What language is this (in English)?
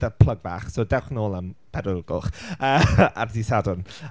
Welsh